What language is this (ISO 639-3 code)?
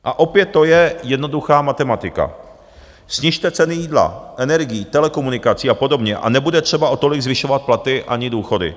ces